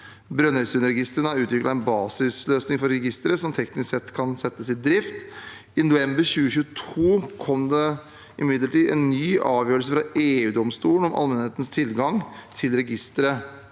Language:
Norwegian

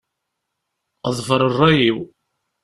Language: Kabyle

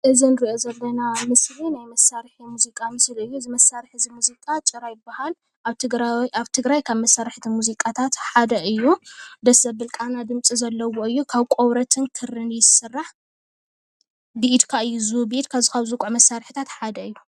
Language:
Tigrinya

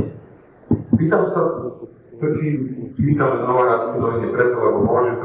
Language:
Slovak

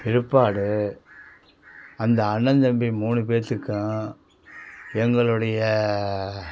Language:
Tamil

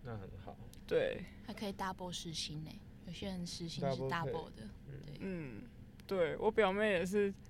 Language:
Chinese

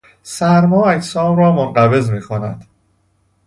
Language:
Persian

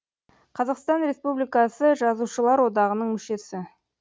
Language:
Kazakh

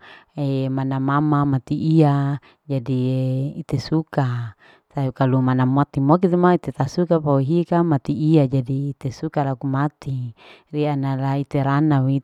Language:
Larike-Wakasihu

